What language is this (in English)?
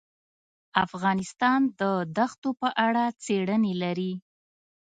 Pashto